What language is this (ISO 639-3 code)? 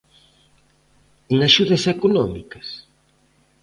glg